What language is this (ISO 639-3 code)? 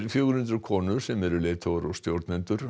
isl